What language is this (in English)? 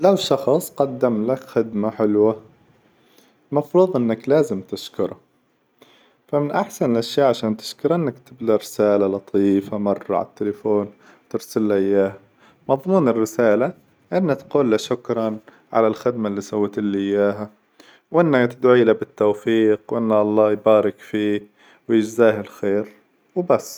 Hijazi Arabic